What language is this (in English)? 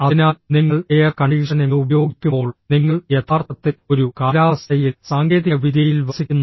Malayalam